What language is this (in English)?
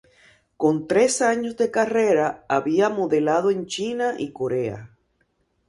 Spanish